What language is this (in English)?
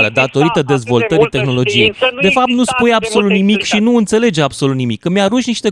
Romanian